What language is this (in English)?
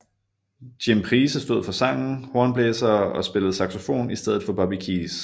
Danish